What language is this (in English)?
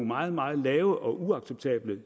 Danish